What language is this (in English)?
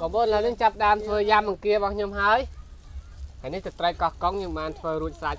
Vietnamese